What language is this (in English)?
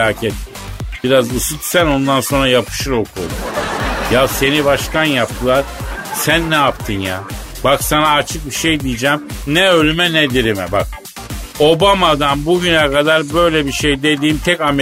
Turkish